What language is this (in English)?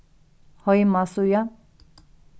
Faroese